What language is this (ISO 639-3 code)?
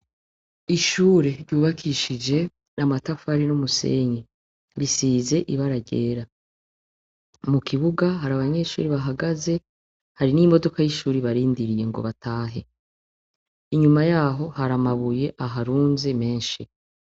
run